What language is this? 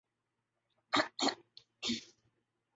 Urdu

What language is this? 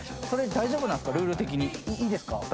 Japanese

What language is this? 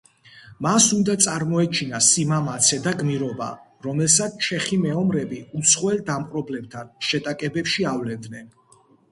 Georgian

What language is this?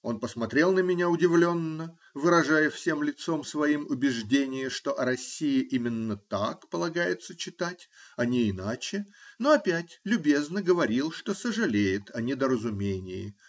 Russian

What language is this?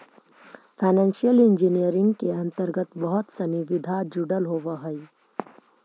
Magahi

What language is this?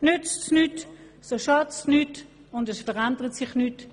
Swiss German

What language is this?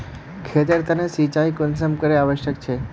Magahi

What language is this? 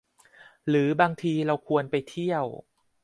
Thai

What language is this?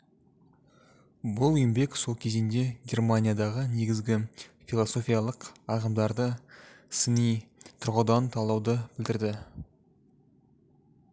Kazakh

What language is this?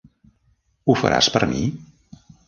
Catalan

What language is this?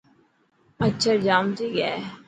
Dhatki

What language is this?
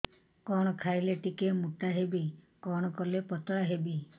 Odia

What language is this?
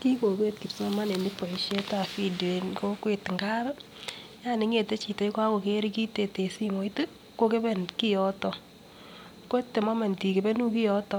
Kalenjin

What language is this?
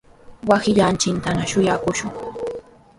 Sihuas Ancash Quechua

